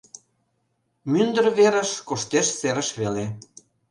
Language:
Mari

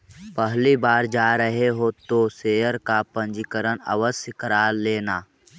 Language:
Magahi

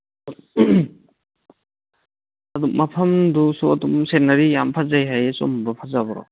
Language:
Manipuri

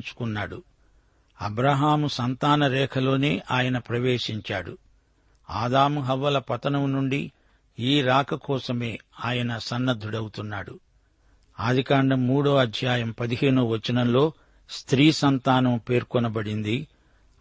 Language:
Telugu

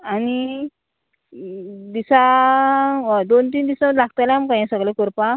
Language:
Konkani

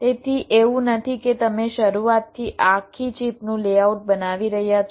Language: Gujarati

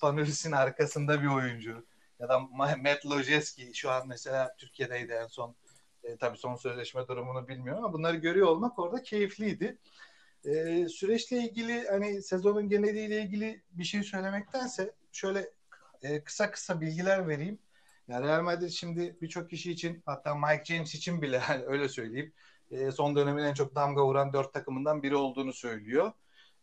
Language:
Turkish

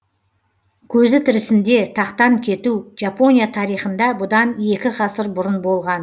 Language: Kazakh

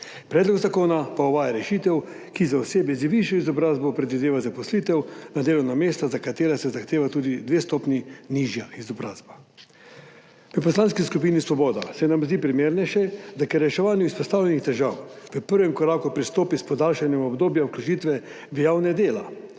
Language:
Slovenian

